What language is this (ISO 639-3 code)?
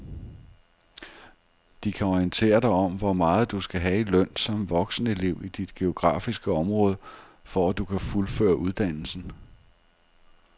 dan